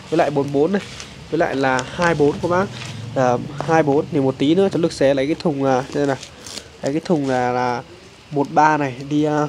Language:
Vietnamese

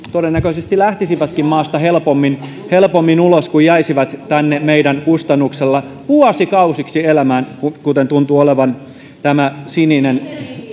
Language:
Finnish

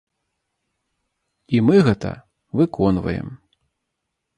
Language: Belarusian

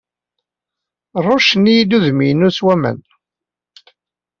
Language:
Kabyle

